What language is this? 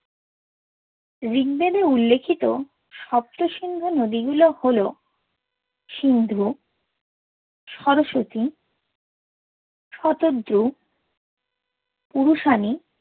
Bangla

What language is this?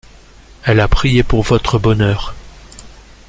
French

